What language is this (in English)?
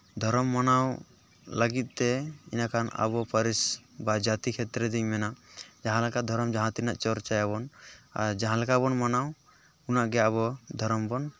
Santali